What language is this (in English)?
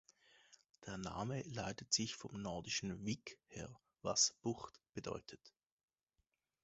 German